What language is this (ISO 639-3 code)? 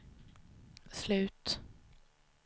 swe